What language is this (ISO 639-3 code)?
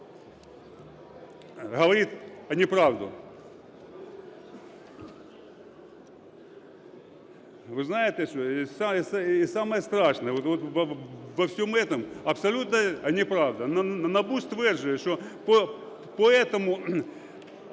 ukr